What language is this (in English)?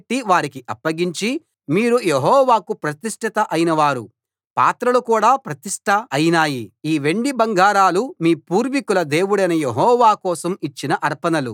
Telugu